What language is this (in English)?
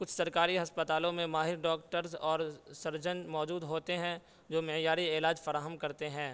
Urdu